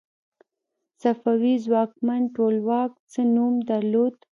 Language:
Pashto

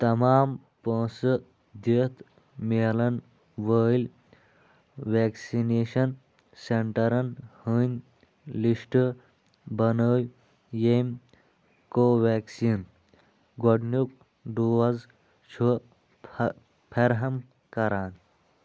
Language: Kashmiri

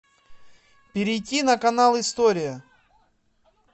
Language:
Russian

